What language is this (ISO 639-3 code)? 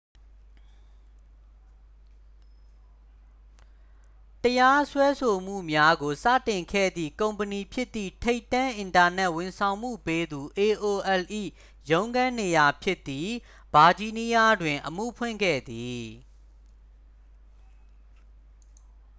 mya